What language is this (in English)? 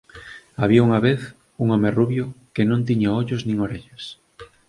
Galician